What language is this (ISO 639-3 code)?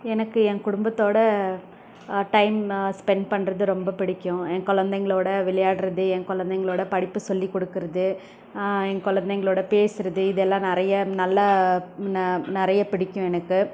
tam